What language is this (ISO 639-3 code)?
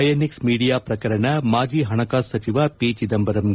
kan